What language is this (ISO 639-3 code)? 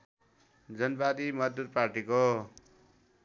nep